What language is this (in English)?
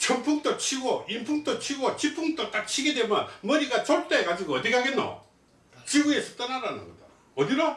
Korean